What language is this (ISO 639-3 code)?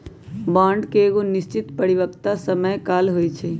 mag